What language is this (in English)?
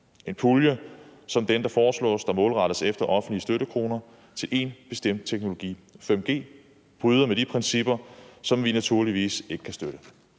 Danish